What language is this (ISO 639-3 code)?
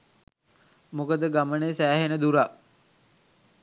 sin